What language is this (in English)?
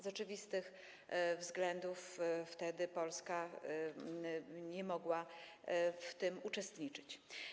Polish